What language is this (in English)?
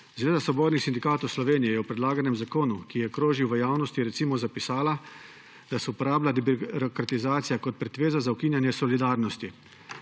Slovenian